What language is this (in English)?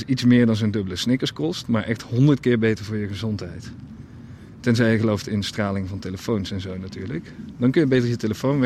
Dutch